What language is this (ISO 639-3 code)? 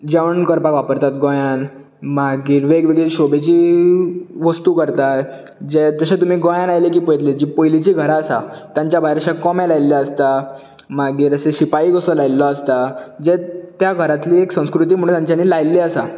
kok